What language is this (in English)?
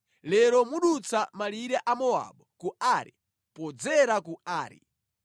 Nyanja